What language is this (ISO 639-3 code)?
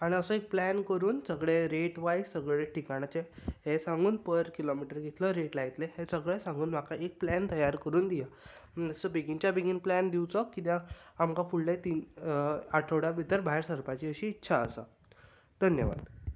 kok